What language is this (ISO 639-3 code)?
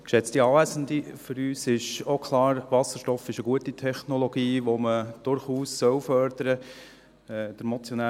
gsw